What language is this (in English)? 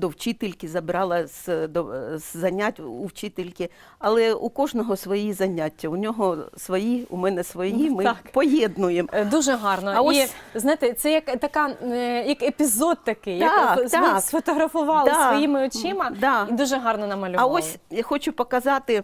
Ukrainian